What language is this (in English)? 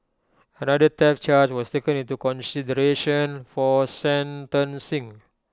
English